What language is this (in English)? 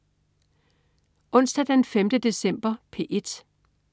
Danish